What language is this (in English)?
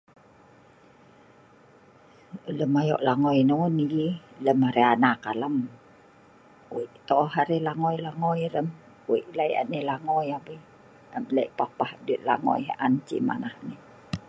Sa'ban